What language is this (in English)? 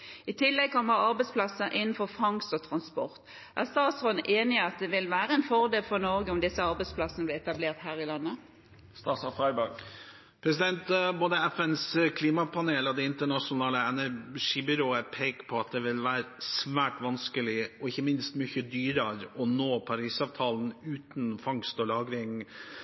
Norwegian Bokmål